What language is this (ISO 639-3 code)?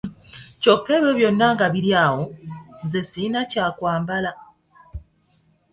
lug